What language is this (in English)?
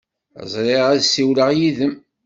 Kabyle